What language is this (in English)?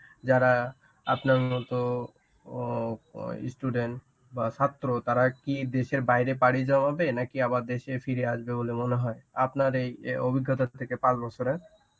Bangla